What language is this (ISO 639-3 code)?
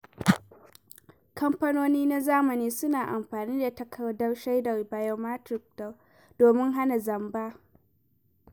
hau